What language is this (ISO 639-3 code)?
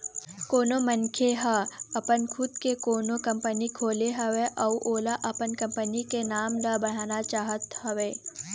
hne